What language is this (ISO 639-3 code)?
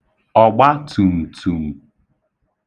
ibo